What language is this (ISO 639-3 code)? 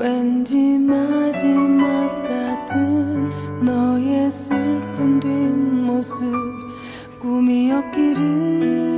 kor